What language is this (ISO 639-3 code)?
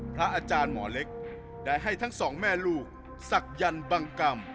tha